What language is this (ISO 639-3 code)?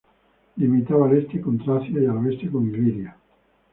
spa